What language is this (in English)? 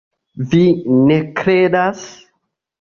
Esperanto